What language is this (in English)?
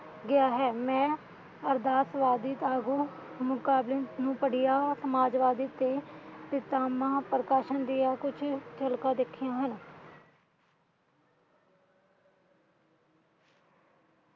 Punjabi